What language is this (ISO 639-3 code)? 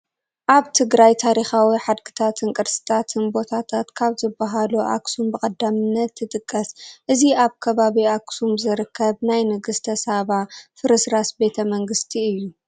tir